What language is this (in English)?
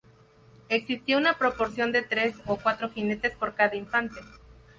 Spanish